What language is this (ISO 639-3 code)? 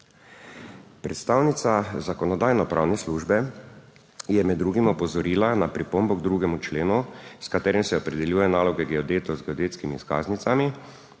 slv